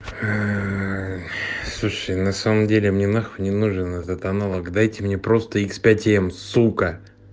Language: Russian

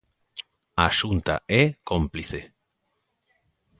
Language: Galician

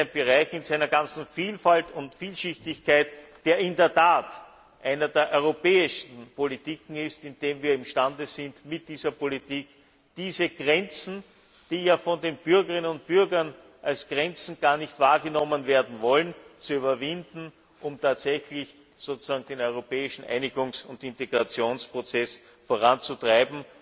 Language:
German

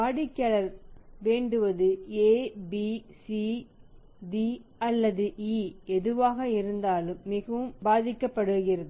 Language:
Tamil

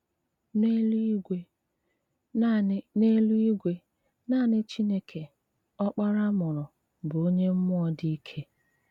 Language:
Igbo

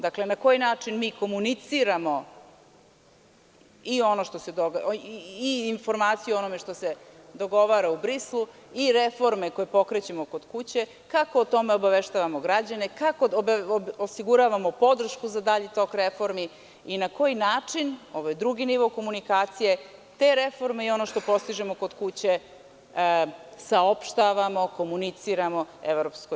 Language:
Serbian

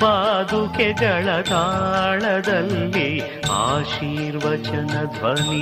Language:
Kannada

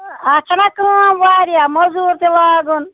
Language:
Kashmiri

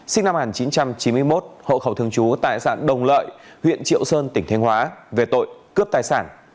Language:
Vietnamese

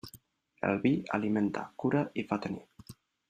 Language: Catalan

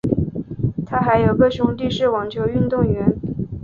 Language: Chinese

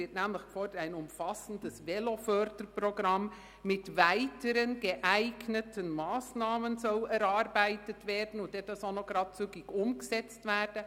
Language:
Swiss German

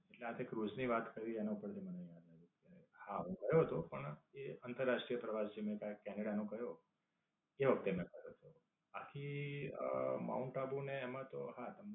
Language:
Gujarati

